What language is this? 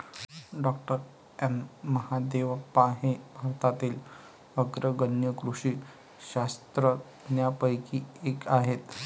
Marathi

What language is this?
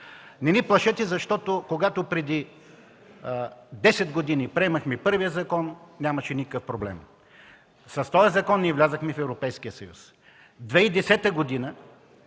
Bulgarian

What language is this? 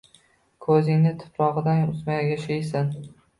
Uzbek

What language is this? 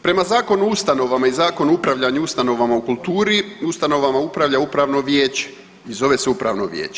Croatian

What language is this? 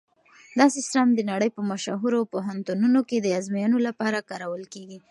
Pashto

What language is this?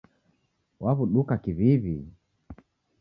Taita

